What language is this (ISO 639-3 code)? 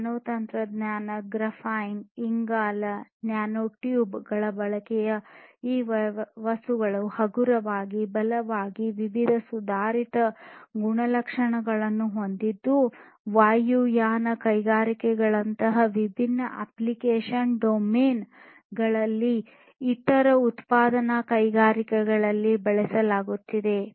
kan